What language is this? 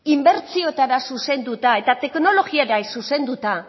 Basque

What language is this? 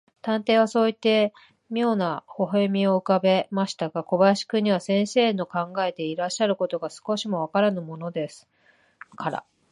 Japanese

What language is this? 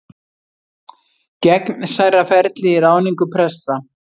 Icelandic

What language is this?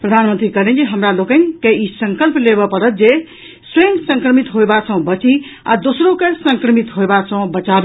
Maithili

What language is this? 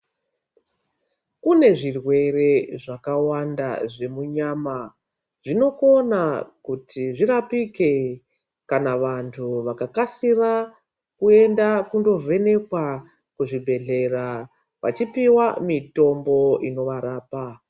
Ndau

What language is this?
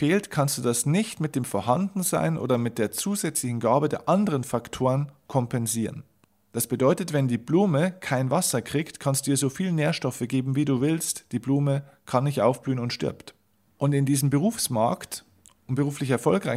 German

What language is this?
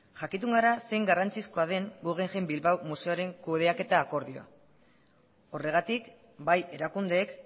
Basque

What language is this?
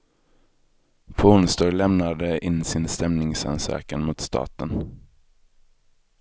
Swedish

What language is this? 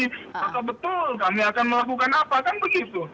Indonesian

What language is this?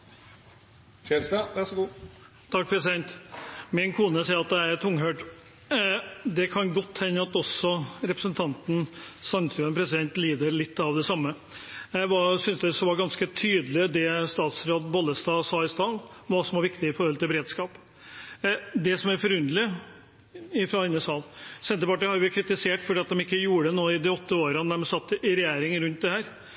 Norwegian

